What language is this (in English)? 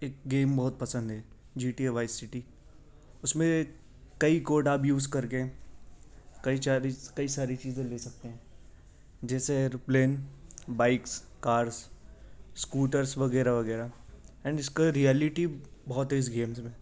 Urdu